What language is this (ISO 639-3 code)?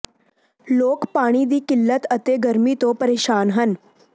pan